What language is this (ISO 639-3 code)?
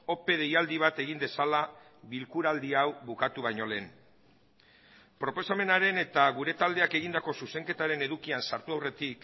eus